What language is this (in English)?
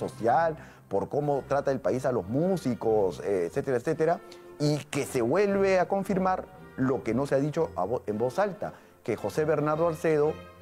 Spanish